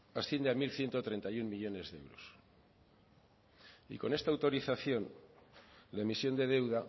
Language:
Spanish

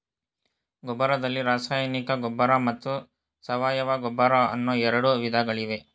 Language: Kannada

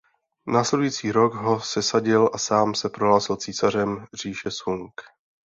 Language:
Czech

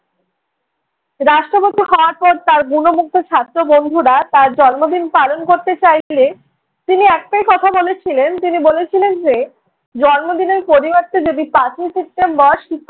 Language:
Bangla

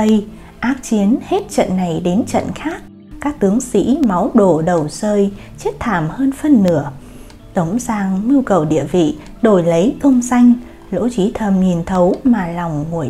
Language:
Vietnamese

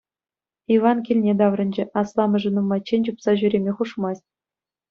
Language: Chuvash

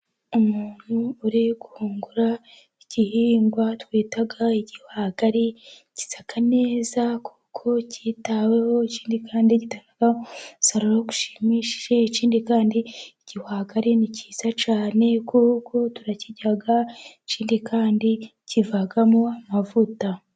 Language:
Kinyarwanda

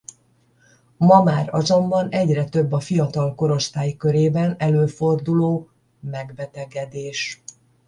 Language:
Hungarian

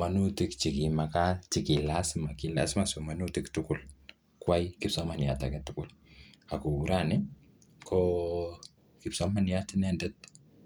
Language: Kalenjin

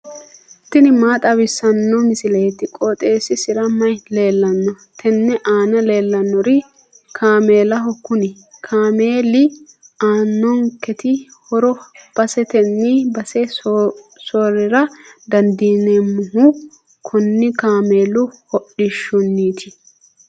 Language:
Sidamo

